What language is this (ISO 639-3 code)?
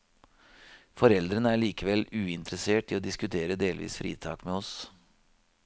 nor